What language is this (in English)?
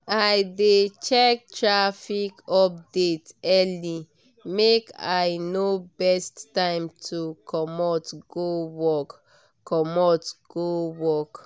Nigerian Pidgin